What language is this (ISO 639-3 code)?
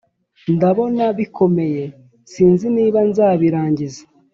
kin